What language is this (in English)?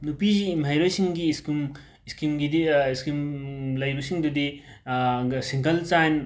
Manipuri